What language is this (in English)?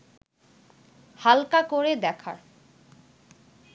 Bangla